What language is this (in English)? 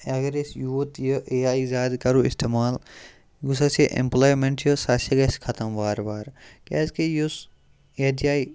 Kashmiri